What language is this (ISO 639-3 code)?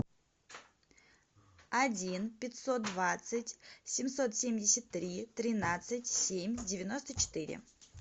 rus